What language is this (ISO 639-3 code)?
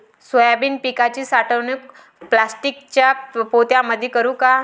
mar